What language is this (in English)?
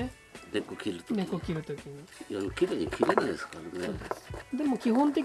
Japanese